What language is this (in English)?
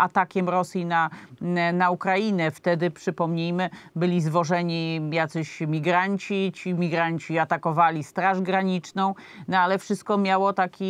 Polish